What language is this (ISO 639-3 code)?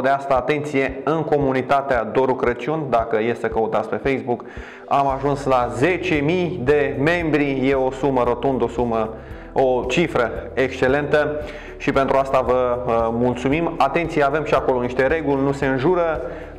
ron